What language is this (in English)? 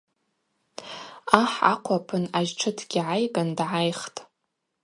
Abaza